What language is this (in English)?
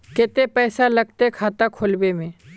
Magahi